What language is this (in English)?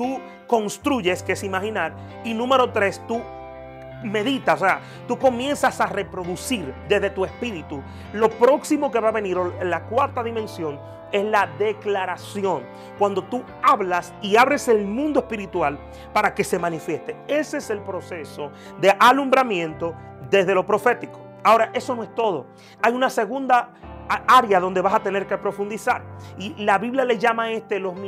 Spanish